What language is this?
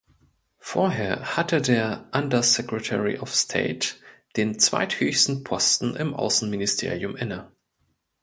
German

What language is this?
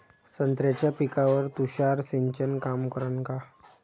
Marathi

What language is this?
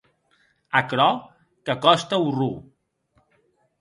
Occitan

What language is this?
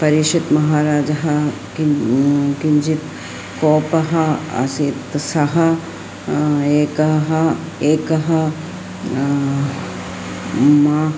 Sanskrit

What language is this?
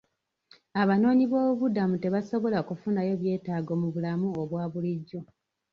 Ganda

